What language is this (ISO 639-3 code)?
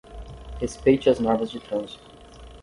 por